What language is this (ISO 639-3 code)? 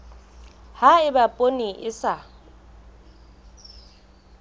sot